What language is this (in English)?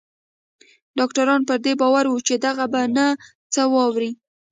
Pashto